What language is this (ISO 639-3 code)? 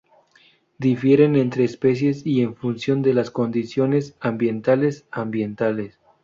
spa